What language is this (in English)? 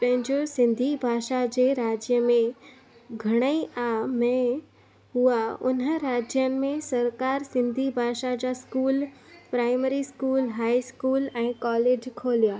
Sindhi